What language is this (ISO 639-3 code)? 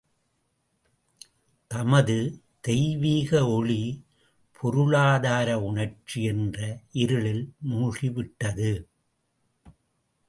tam